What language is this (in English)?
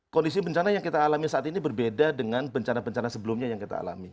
Indonesian